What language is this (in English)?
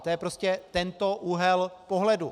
Czech